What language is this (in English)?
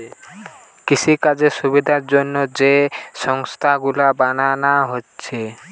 Bangla